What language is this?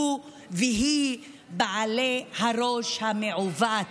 Hebrew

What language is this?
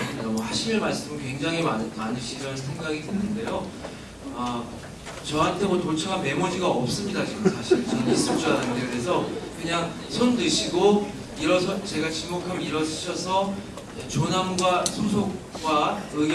Korean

